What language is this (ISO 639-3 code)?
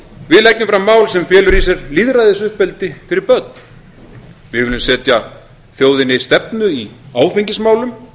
isl